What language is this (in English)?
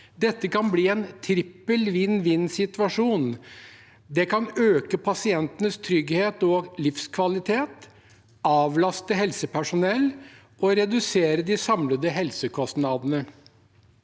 Norwegian